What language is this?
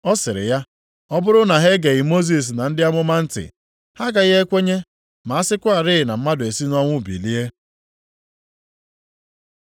Igbo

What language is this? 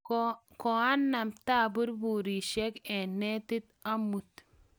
Kalenjin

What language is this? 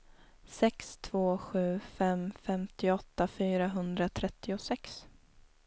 Swedish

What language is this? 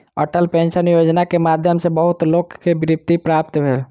Maithili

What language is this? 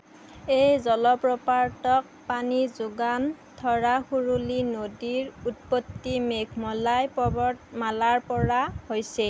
Assamese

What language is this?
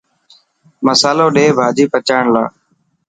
Dhatki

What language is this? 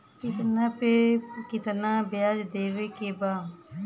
Bhojpuri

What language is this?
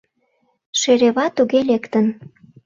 Mari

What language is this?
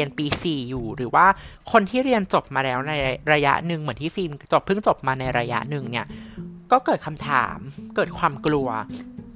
Thai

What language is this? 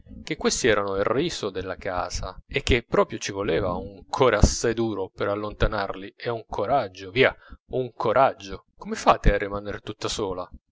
Italian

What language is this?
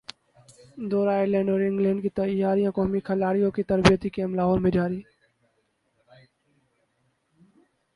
Urdu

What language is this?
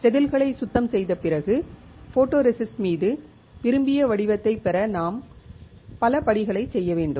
Tamil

